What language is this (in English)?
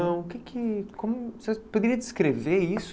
Portuguese